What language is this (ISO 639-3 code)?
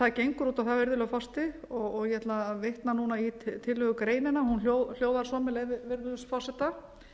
isl